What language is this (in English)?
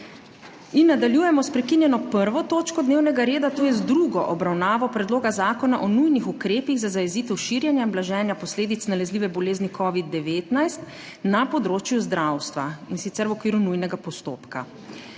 Slovenian